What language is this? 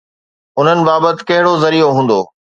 Sindhi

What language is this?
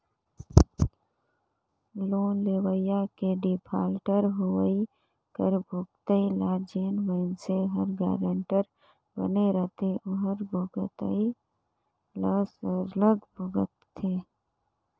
Chhattisgarhi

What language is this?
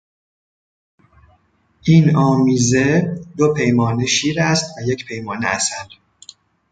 Persian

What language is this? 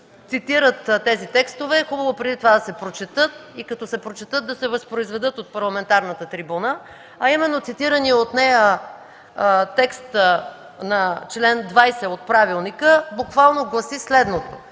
Bulgarian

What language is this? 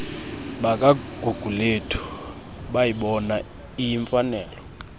Xhosa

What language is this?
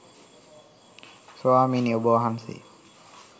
Sinhala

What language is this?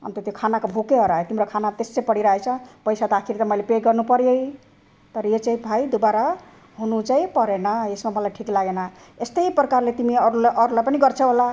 Nepali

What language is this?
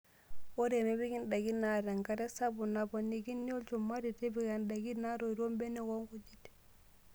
Masai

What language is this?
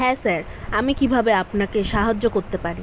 Bangla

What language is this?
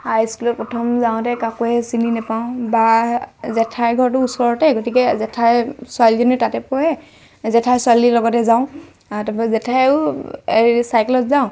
Assamese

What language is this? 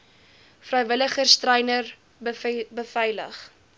Afrikaans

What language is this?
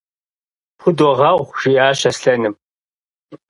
Kabardian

